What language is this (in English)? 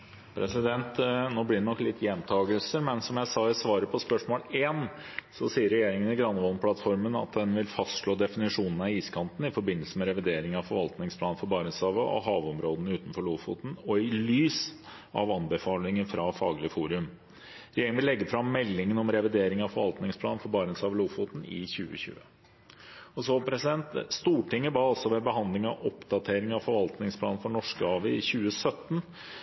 Norwegian Bokmål